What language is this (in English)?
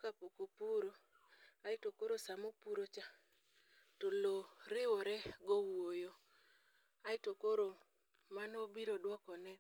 Luo (Kenya and Tanzania)